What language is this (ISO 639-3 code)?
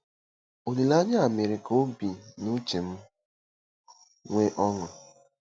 ibo